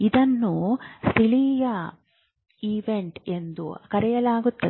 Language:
Kannada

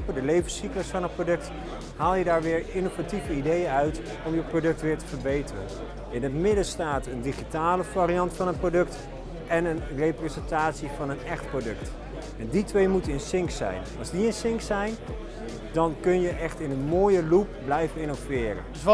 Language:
Dutch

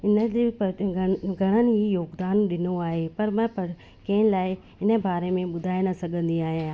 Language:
Sindhi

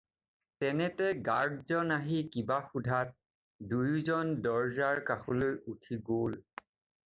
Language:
Assamese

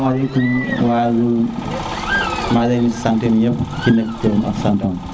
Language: Serer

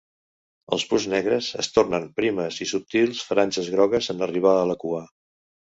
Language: Catalan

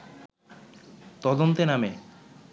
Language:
Bangla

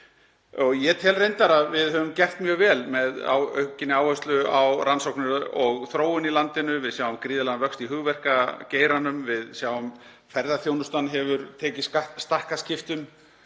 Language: Icelandic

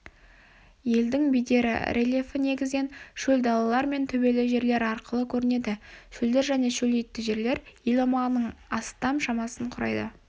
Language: Kazakh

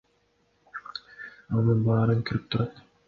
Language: Kyrgyz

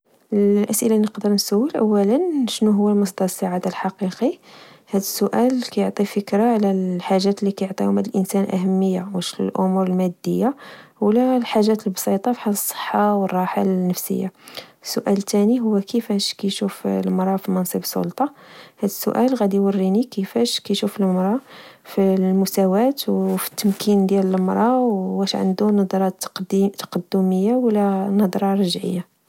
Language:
Moroccan Arabic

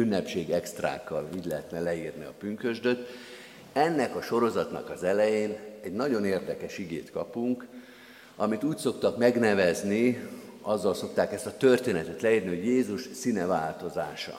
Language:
Hungarian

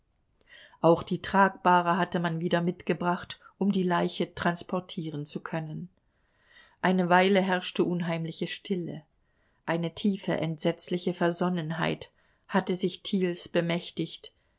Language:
German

